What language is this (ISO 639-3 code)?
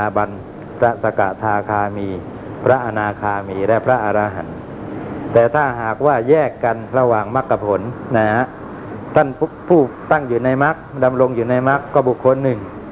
tha